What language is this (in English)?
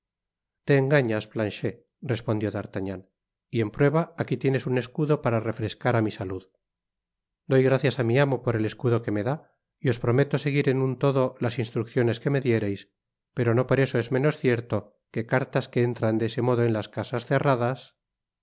Spanish